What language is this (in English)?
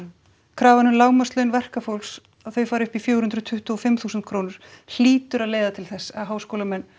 Icelandic